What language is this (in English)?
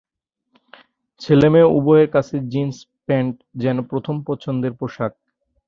Bangla